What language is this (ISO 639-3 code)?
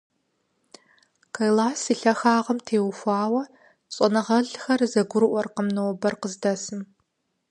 kbd